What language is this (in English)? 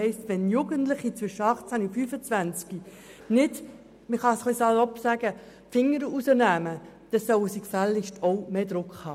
Swiss German